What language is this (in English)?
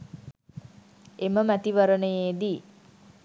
Sinhala